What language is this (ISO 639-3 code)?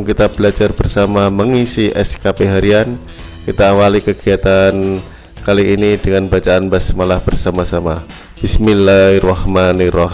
ind